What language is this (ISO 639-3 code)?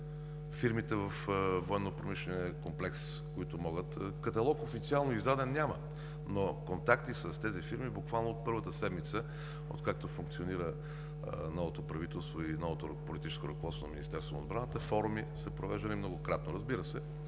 bul